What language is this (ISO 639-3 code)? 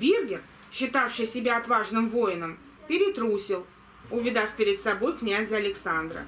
rus